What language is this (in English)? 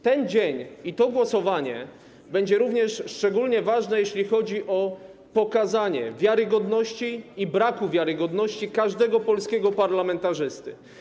Polish